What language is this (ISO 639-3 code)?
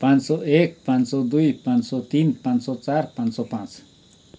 nep